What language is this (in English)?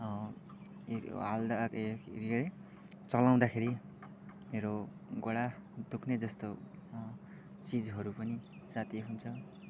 Nepali